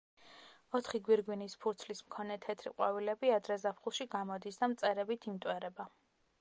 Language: Georgian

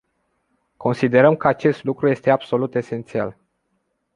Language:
Romanian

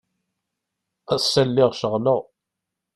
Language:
Kabyle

